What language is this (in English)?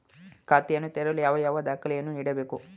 Kannada